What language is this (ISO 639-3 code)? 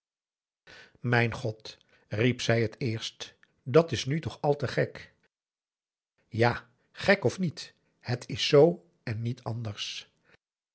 nld